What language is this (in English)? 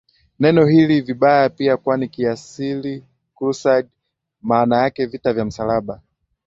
Swahili